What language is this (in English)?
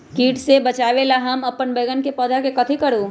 Magahi